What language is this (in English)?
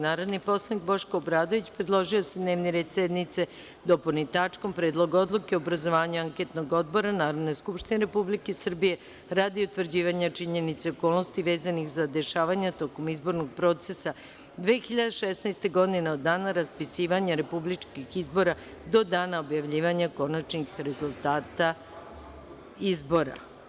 Serbian